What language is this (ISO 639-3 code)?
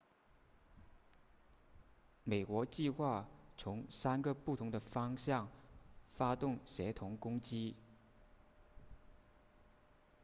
zho